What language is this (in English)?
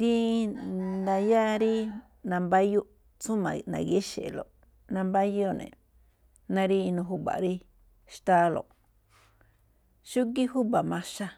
Malinaltepec Me'phaa